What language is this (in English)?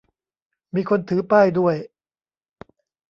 Thai